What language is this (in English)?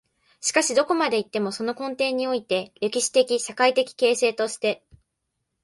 Japanese